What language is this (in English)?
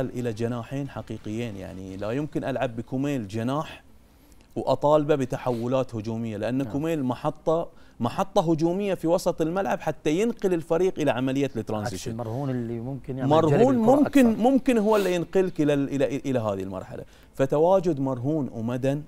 Arabic